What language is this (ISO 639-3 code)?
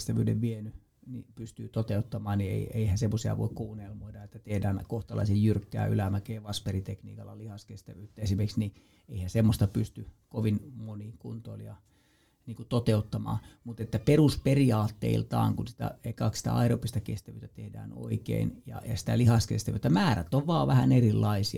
fin